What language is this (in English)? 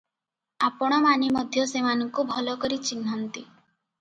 Odia